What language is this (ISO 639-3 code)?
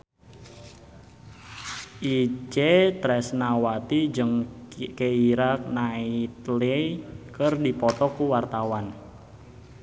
sun